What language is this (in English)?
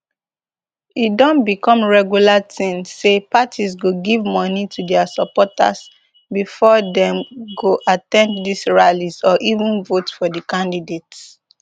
Nigerian Pidgin